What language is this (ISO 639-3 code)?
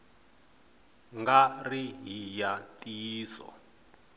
tso